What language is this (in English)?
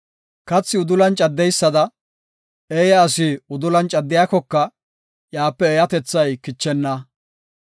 Gofa